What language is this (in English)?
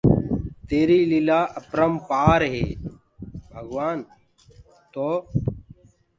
Gurgula